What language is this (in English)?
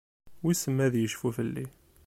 Kabyle